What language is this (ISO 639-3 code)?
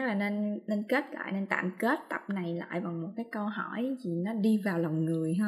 vie